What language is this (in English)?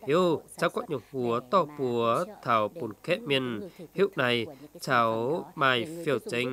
Vietnamese